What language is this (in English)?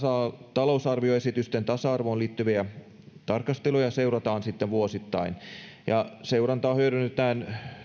Finnish